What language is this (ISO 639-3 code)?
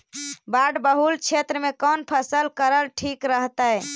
mag